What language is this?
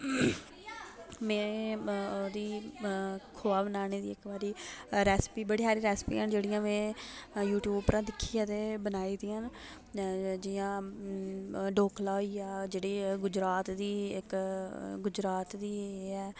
Dogri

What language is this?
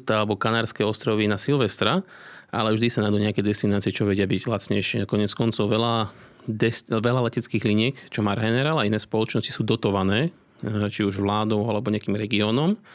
Slovak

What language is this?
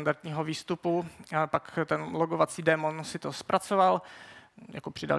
Czech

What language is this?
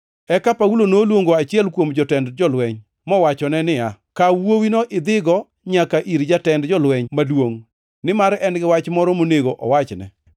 Luo (Kenya and Tanzania)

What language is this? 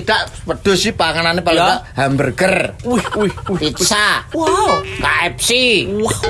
Indonesian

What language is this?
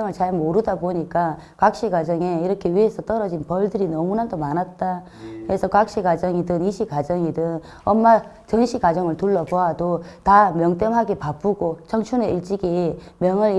Korean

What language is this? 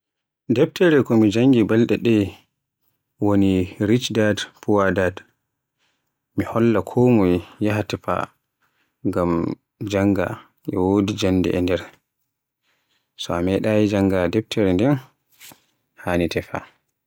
Borgu Fulfulde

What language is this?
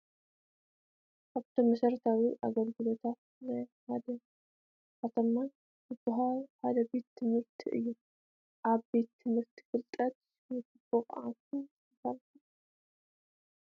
Tigrinya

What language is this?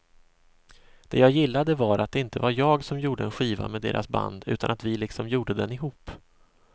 Swedish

